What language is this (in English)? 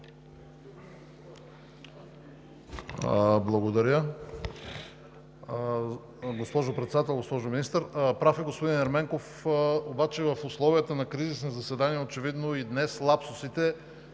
Bulgarian